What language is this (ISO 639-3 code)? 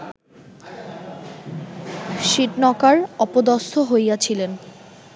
ben